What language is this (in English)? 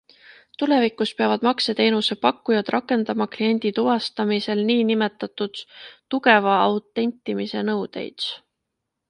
Estonian